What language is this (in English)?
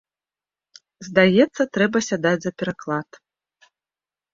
Belarusian